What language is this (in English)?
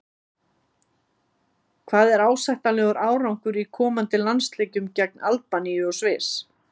Icelandic